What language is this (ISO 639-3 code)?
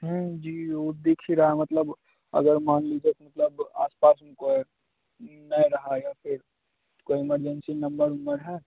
hin